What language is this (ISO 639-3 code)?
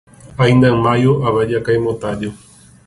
glg